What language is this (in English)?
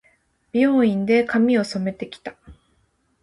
Japanese